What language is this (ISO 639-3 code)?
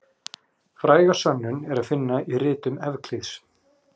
isl